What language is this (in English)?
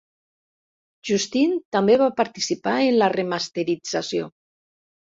Catalan